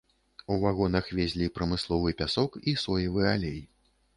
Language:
Belarusian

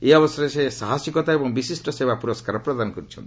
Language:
Odia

